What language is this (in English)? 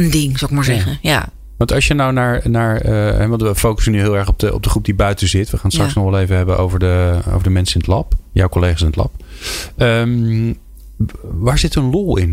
Dutch